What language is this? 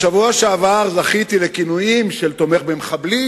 Hebrew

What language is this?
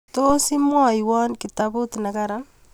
Kalenjin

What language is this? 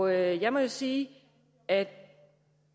Danish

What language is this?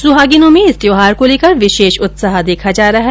Hindi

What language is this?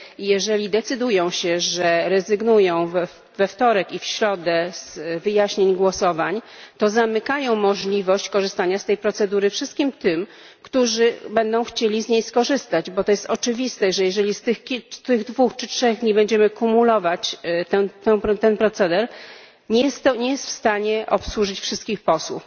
Polish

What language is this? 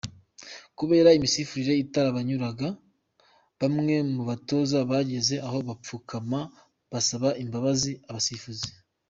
Kinyarwanda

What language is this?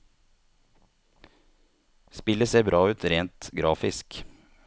Norwegian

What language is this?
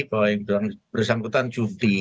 Indonesian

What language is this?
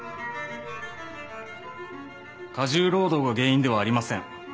Japanese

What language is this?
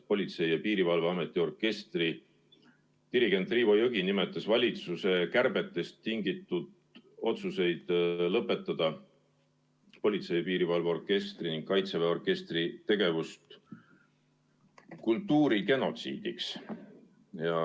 Estonian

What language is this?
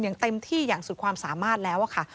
Thai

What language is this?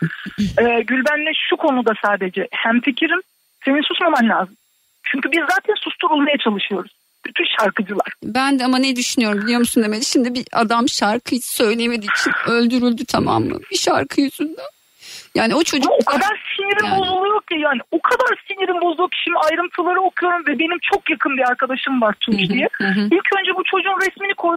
Turkish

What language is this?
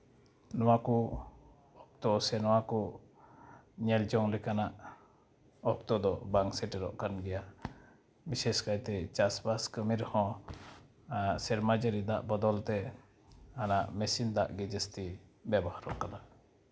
Santali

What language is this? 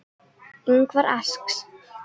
Icelandic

